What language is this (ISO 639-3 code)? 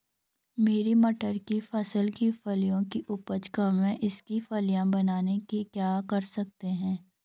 hin